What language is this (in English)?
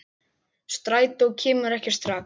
Icelandic